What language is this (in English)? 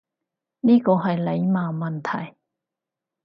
Cantonese